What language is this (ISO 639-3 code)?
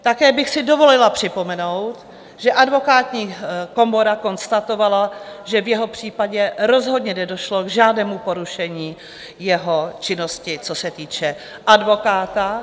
ces